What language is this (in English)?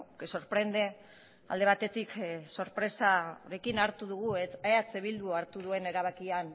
Basque